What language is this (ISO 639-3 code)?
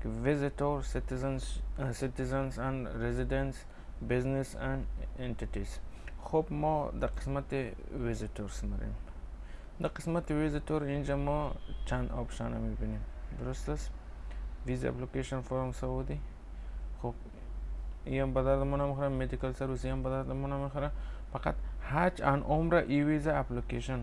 fas